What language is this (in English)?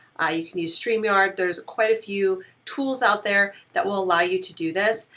English